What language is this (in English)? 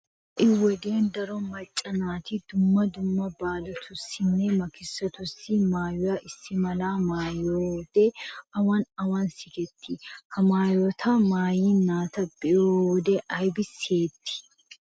Wolaytta